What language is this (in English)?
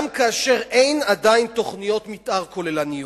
Hebrew